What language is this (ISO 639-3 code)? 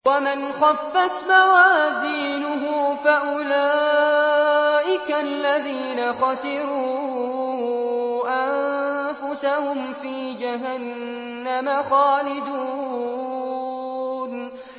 ara